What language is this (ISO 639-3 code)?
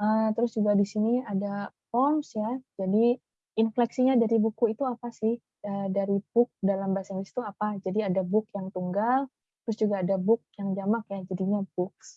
ind